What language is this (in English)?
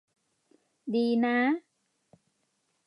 Thai